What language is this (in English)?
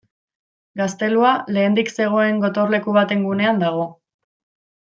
Basque